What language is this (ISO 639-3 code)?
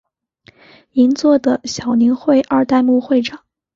zho